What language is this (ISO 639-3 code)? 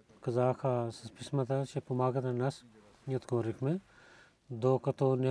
bul